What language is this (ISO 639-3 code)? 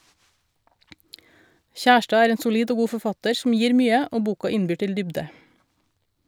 nor